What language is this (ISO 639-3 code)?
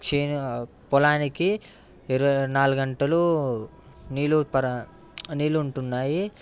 tel